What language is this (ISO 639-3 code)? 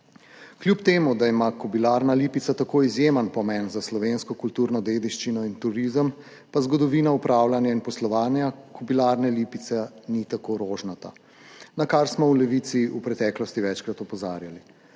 slv